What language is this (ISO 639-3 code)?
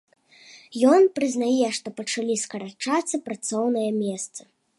bel